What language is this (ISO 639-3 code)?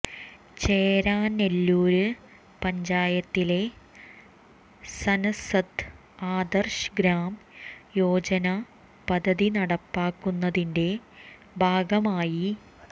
mal